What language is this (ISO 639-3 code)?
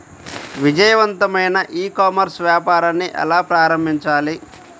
tel